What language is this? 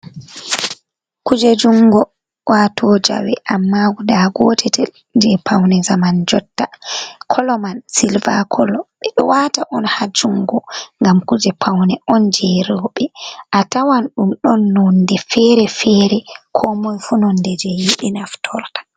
Fula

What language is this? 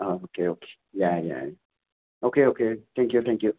Manipuri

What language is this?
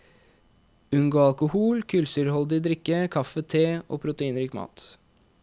Norwegian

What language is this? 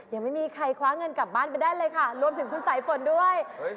Thai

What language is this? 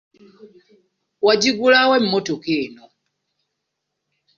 Ganda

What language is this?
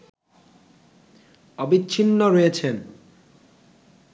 Bangla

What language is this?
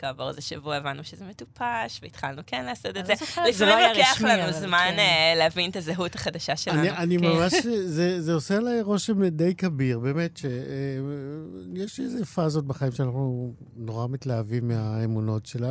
Hebrew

